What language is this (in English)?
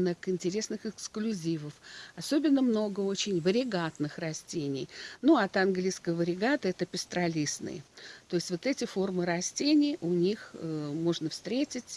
Russian